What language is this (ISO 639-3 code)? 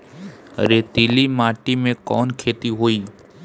bho